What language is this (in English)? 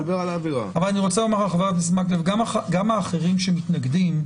Hebrew